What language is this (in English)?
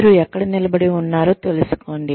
Telugu